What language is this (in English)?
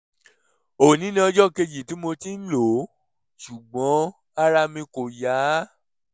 Yoruba